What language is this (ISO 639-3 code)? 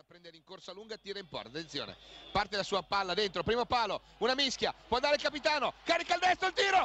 ita